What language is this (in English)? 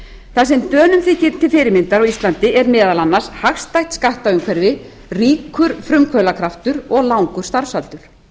Icelandic